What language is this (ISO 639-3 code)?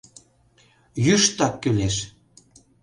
chm